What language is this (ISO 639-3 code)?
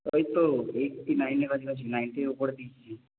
ben